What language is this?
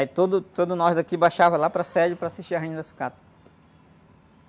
Portuguese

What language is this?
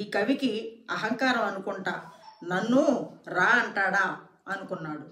Telugu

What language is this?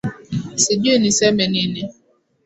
Swahili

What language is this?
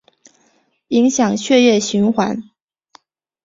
Chinese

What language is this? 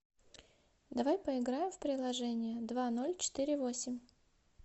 Russian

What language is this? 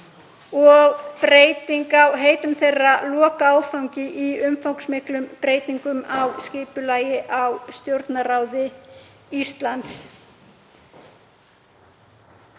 Icelandic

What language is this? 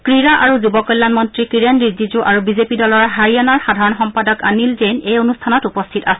Assamese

